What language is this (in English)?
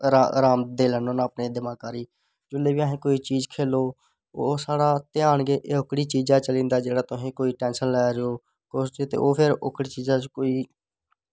Dogri